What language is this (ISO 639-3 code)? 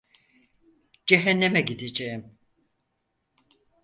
tur